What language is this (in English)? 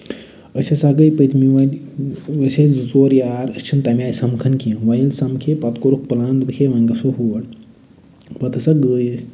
Kashmiri